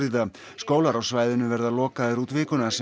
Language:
Icelandic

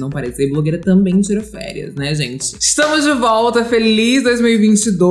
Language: Portuguese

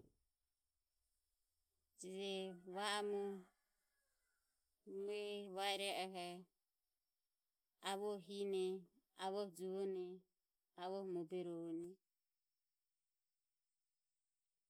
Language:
Ömie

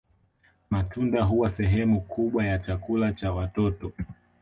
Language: Swahili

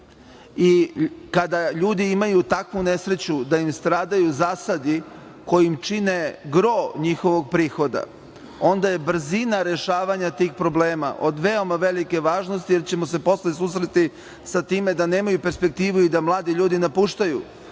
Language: Serbian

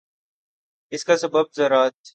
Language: Urdu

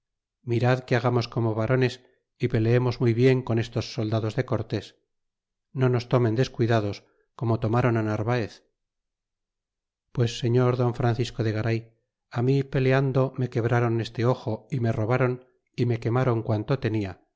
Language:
Spanish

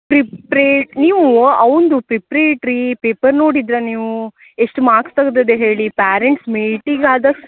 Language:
Kannada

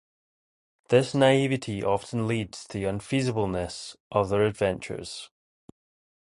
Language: English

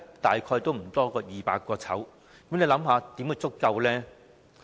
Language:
Cantonese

